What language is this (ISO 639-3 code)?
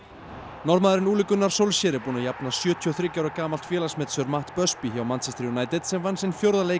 isl